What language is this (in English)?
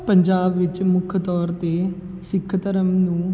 Punjabi